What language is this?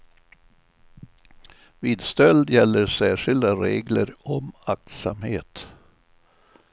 Swedish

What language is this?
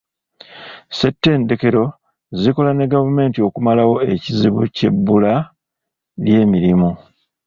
Ganda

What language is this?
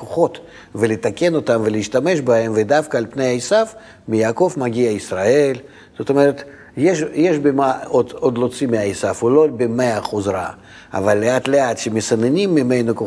Hebrew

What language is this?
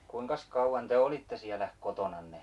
Finnish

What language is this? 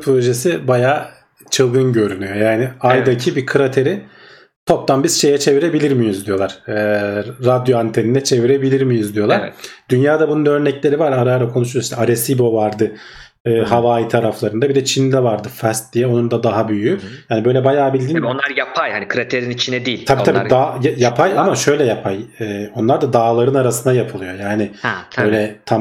Turkish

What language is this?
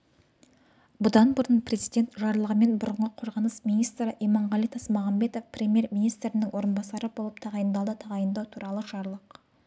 Kazakh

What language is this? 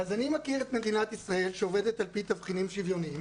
Hebrew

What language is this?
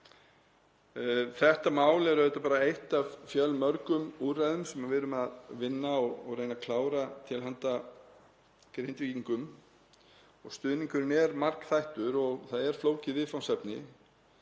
Icelandic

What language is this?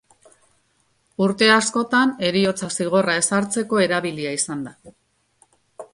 Basque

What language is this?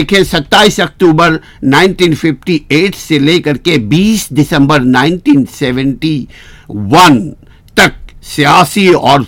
Urdu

